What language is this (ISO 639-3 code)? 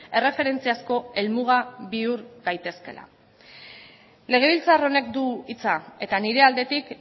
eus